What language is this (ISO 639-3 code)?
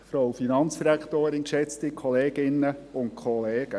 gsw